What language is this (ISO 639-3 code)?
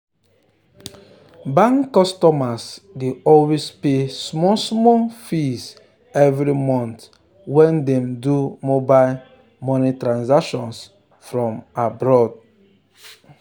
pcm